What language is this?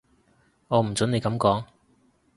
Cantonese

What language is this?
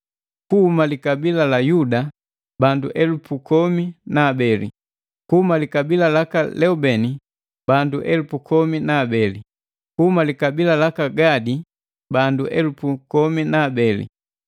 Matengo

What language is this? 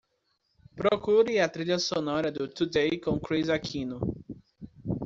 Portuguese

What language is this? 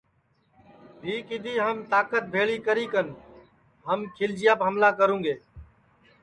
Sansi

